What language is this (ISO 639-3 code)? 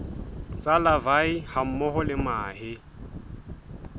sot